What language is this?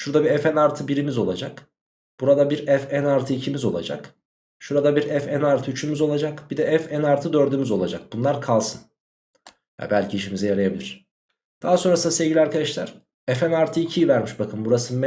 Turkish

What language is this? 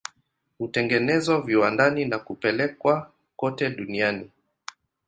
Swahili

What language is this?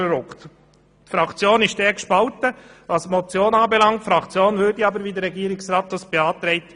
Swiss German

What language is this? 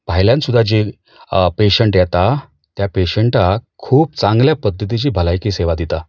Konkani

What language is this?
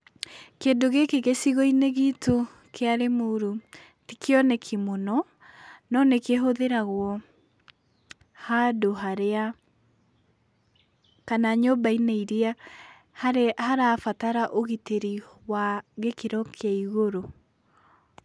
Kikuyu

